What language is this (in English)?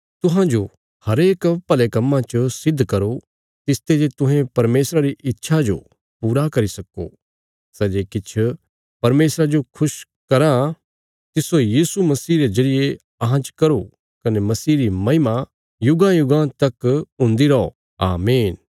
Bilaspuri